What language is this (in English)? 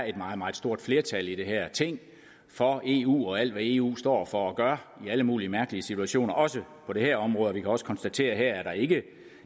Danish